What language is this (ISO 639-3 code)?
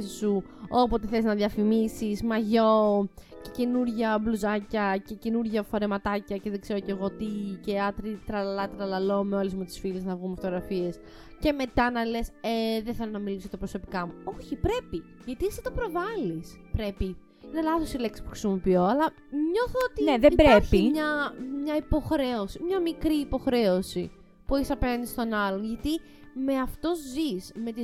ell